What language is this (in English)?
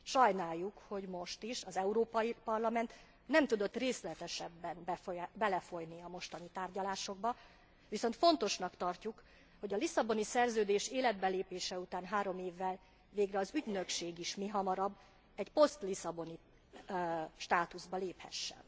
Hungarian